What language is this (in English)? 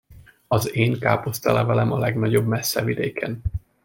Hungarian